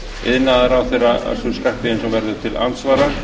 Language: Icelandic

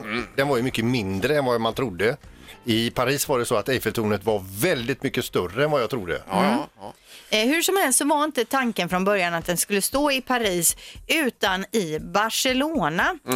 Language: Swedish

